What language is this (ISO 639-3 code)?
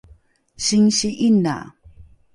dru